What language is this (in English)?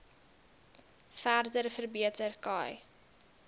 Afrikaans